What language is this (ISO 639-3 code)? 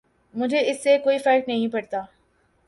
urd